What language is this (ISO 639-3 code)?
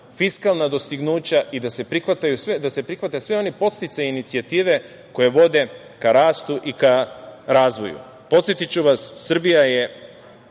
srp